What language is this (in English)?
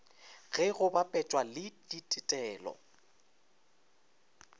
Northern Sotho